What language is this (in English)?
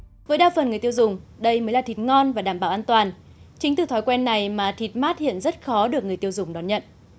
Vietnamese